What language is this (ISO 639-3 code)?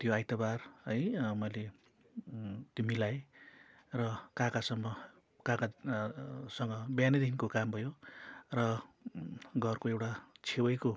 nep